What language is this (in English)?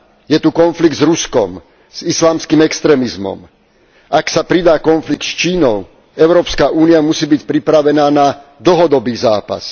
Slovak